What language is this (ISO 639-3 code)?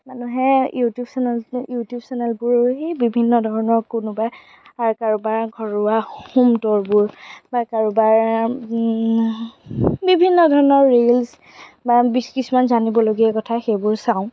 asm